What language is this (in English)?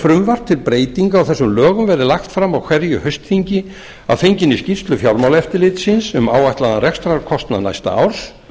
Icelandic